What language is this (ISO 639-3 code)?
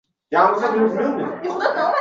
uzb